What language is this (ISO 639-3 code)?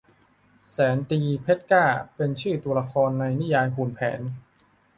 tha